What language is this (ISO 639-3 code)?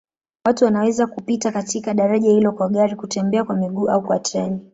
swa